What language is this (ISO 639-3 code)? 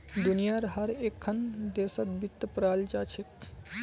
mag